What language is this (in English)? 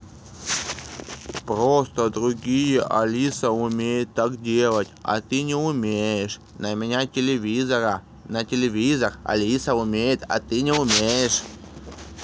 Russian